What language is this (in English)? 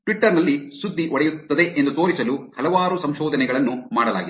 Kannada